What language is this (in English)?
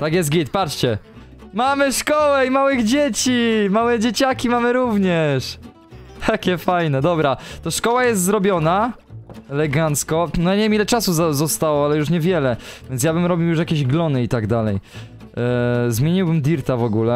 Polish